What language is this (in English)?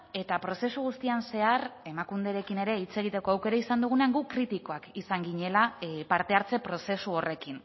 Basque